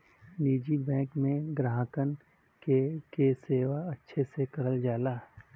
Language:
Bhojpuri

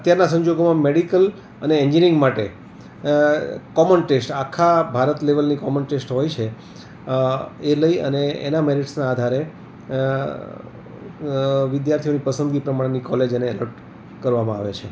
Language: Gujarati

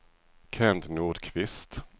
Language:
Swedish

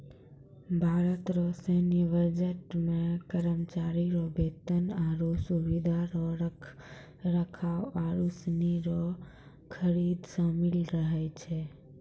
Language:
Maithili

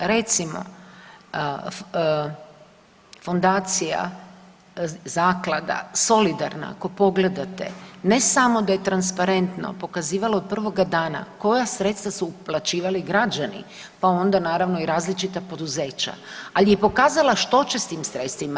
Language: Croatian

